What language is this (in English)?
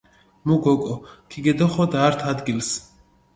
Mingrelian